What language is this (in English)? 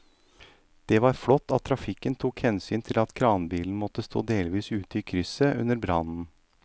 Norwegian